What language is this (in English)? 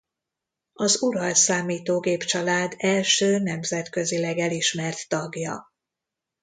Hungarian